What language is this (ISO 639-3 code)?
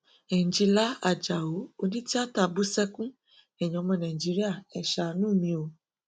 yor